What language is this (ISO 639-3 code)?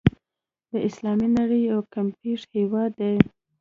pus